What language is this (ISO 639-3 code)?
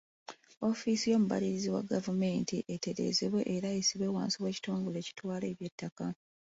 lug